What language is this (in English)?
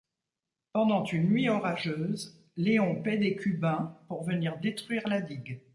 French